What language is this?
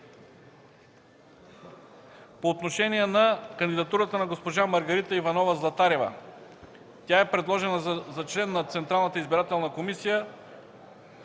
Bulgarian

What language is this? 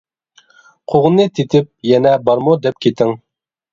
Uyghur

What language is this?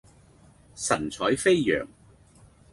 Cantonese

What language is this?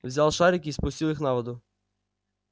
Russian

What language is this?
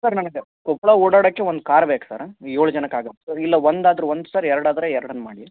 Kannada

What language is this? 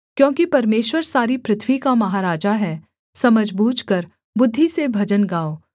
Hindi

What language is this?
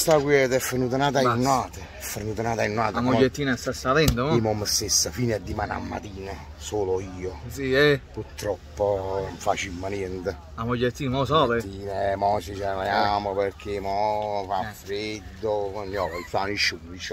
Italian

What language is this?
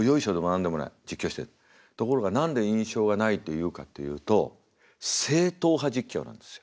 Japanese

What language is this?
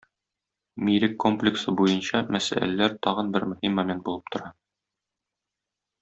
Tatar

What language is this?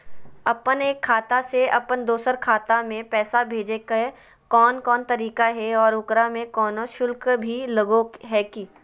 Magahi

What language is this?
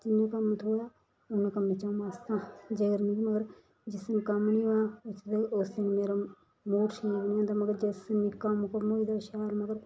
Dogri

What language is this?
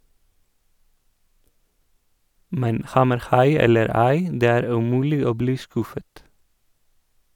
Norwegian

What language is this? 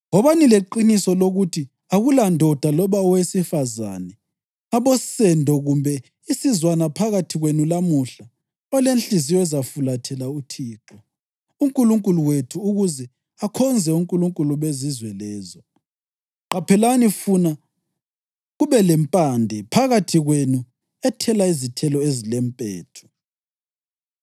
North Ndebele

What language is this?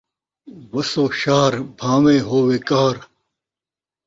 Saraiki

